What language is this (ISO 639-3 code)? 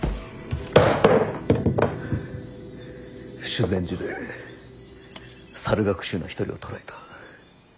jpn